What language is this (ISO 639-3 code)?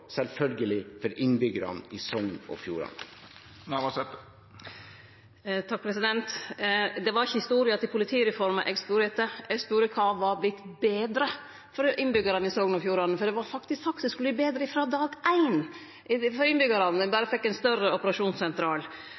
nno